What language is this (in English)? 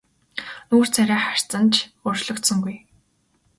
Mongolian